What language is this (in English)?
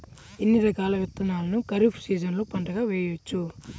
Telugu